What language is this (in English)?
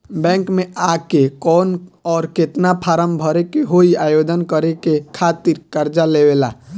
Bhojpuri